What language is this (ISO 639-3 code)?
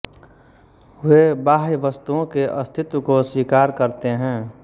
hin